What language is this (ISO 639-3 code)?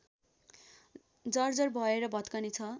nep